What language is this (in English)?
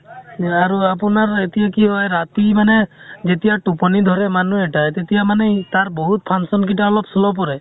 Assamese